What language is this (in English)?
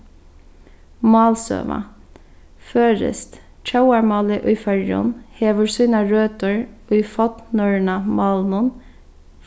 Faroese